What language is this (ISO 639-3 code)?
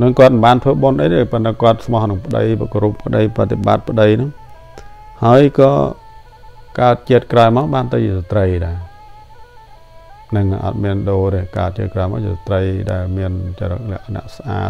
tha